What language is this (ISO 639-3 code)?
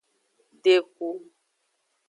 ajg